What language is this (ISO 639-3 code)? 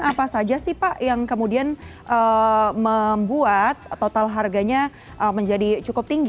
ind